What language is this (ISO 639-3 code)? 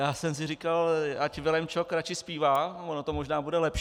ces